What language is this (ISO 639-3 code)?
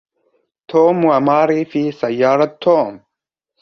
ara